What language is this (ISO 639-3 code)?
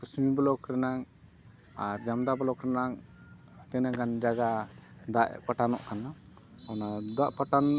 sat